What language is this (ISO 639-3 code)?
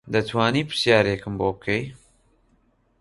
ckb